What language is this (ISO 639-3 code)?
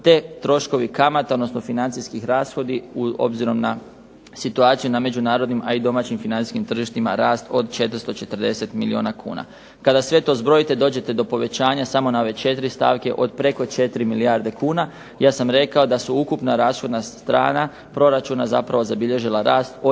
hrv